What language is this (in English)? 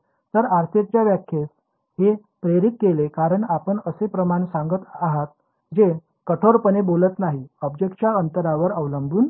Marathi